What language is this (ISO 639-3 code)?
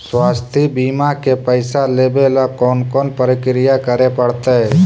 mag